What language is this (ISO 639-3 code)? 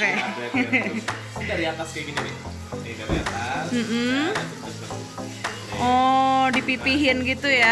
ind